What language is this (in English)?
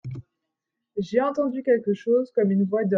French